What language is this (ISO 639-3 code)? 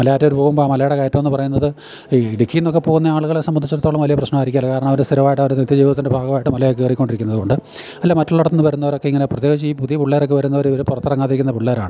mal